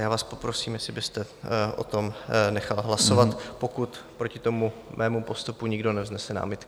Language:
Czech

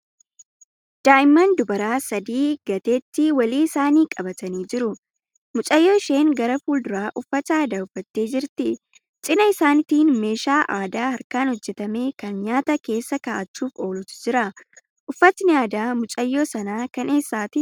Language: Oromo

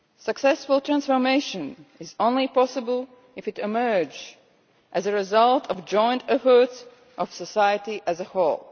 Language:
English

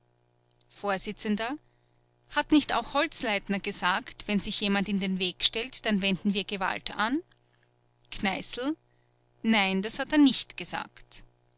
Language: German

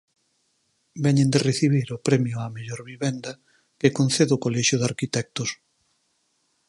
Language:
Galician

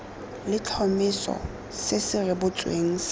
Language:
Tswana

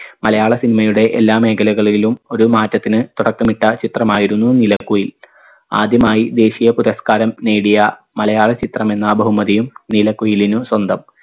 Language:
Malayalam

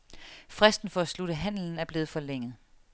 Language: Danish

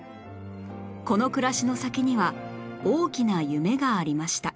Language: Japanese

